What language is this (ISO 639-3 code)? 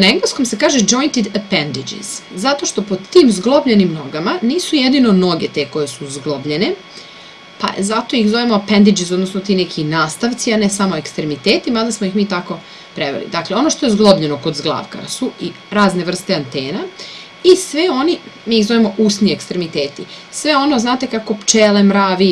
srp